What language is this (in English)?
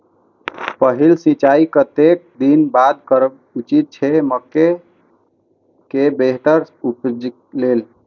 Maithili